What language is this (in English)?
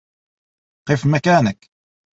Arabic